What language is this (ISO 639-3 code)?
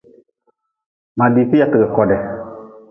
nmz